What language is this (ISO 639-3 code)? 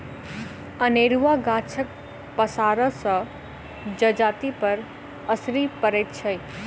mai